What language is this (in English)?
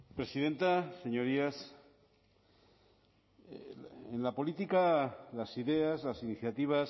Spanish